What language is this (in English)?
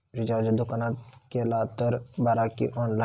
Marathi